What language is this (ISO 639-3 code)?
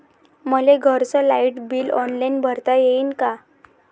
mar